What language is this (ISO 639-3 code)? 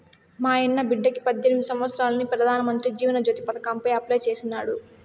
tel